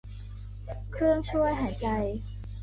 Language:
Thai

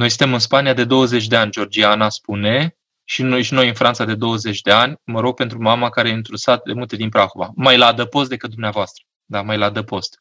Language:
Romanian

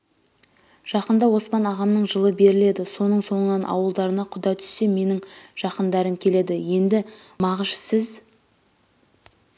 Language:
Kazakh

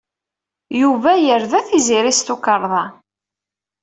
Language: Kabyle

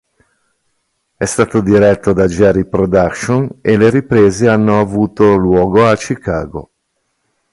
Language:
Italian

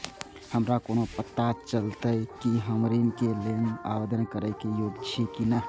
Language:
Maithili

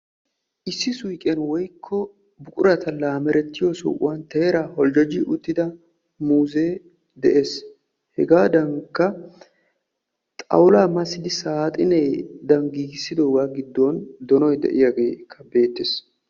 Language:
Wolaytta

